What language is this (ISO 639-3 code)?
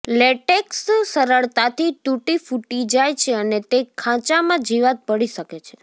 guj